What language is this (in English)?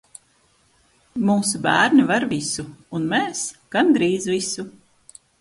Latvian